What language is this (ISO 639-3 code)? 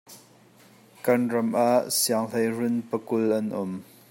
cnh